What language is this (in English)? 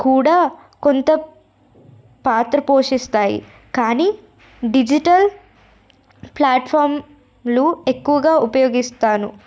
Telugu